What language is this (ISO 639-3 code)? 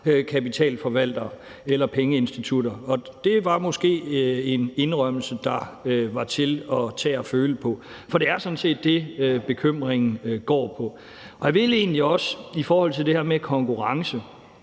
dan